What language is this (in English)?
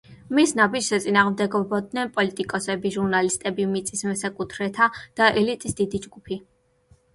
Georgian